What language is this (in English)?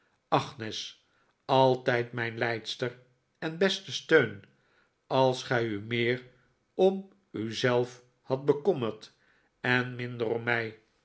Dutch